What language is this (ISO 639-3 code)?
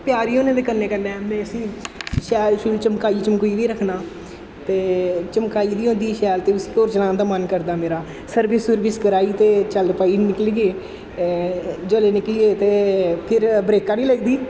doi